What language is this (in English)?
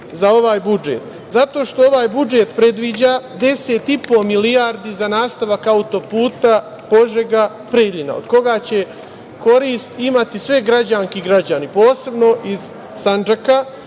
Serbian